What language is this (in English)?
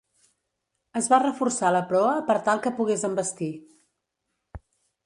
Catalan